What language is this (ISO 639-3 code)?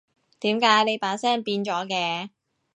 yue